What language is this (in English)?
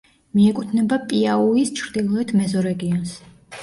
Georgian